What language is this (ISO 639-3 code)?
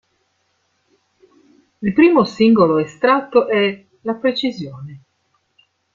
ita